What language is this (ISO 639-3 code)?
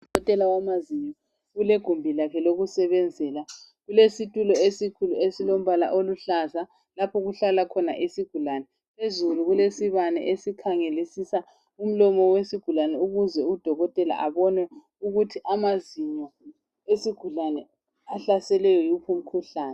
nde